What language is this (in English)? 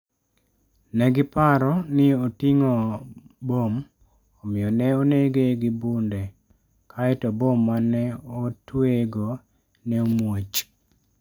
Luo (Kenya and Tanzania)